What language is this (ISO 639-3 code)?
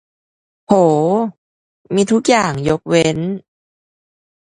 tha